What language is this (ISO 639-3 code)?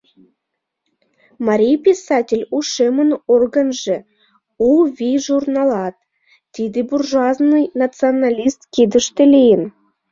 chm